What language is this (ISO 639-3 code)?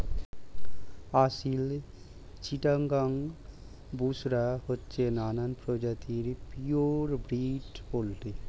ben